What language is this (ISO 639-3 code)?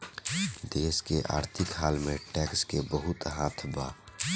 bho